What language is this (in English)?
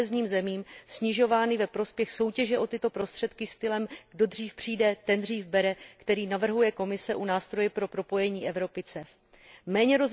Czech